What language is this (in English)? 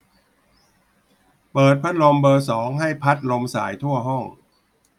Thai